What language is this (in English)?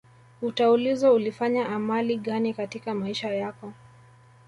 Swahili